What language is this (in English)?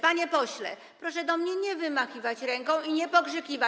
Polish